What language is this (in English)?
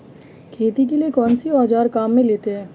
Hindi